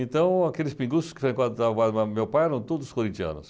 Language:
Portuguese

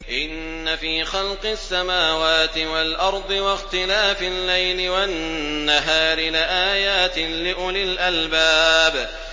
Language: Arabic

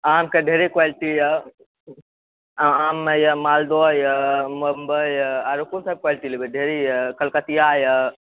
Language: Maithili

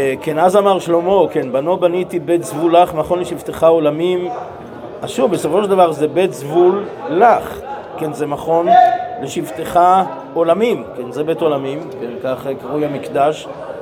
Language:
Hebrew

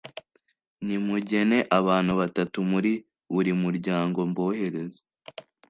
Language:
Kinyarwanda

